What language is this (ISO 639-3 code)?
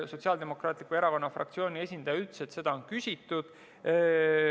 est